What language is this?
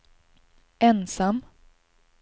Swedish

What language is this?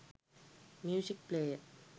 Sinhala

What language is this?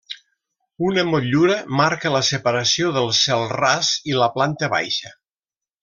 Catalan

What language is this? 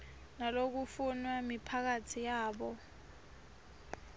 Swati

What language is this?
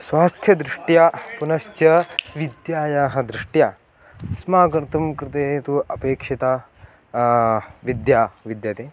Sanskrit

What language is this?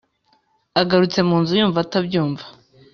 Kinyarwanda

